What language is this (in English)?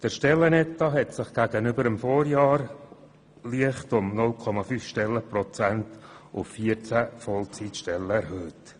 Swiss German